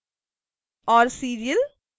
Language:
Hindi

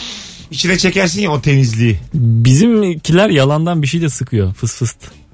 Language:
Turkish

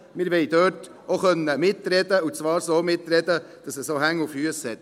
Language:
Swiss German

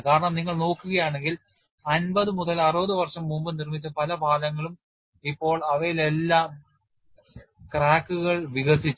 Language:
Malayalam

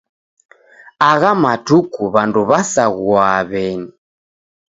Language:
Taita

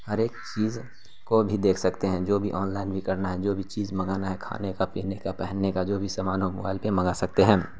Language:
Urdu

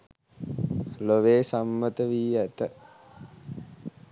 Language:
Sinhala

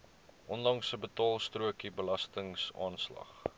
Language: Afrikaans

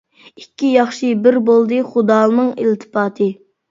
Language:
Uyghur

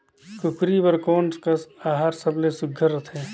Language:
Chhattisgarhi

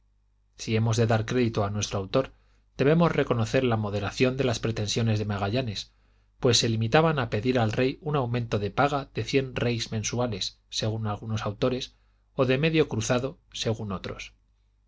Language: Spanish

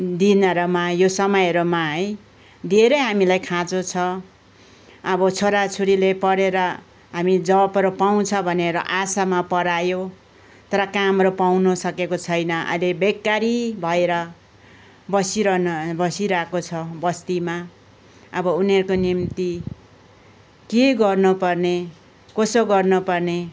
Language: Nepali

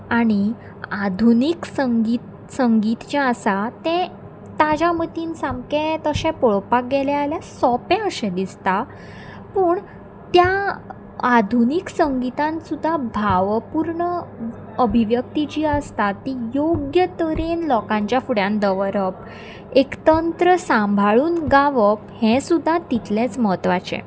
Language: Konkani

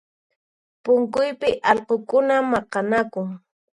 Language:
Puno Quechua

